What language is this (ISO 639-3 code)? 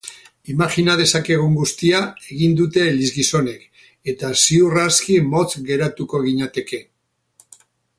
eus